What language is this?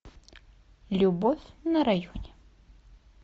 Russian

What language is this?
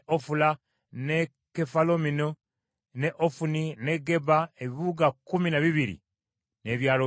Ganda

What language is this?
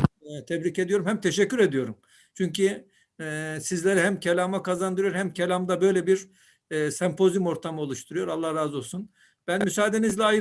Turkish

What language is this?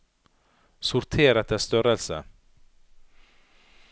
Norwegian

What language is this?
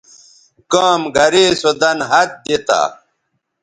Bateri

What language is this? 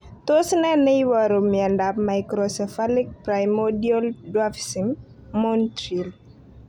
Kalenjin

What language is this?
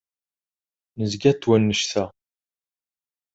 Kabyle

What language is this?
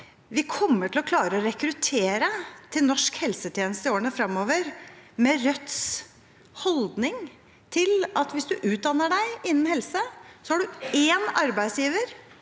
Norwegian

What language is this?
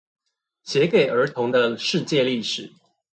Chinese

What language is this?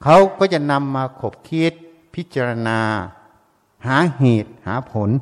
Thai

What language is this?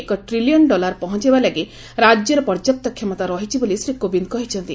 Odia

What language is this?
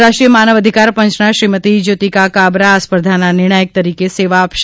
Gujarati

